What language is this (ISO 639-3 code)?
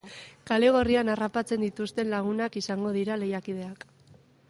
eus